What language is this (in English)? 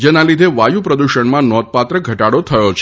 Gujarati